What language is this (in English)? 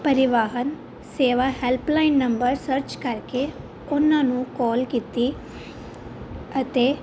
Punjabi